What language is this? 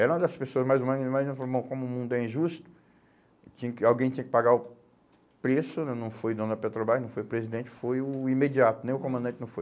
Portuguese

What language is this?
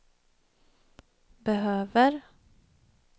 Swedish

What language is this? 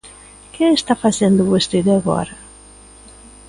Galician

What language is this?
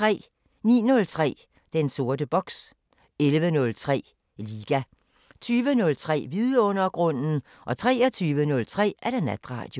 Danish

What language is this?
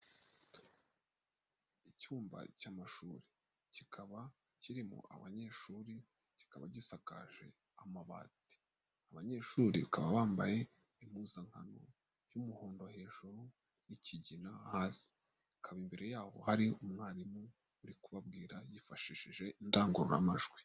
Kinyarwanda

